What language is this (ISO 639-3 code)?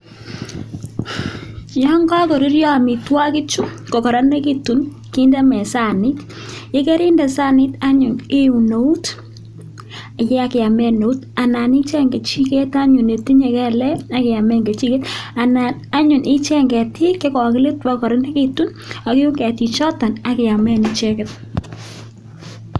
kln